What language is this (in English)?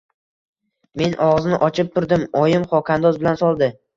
Uzbek